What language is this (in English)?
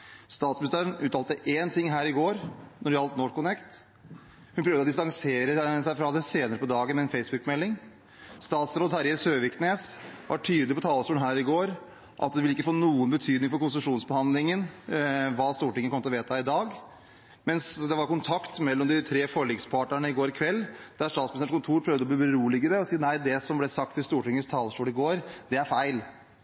Norwegian Bokmål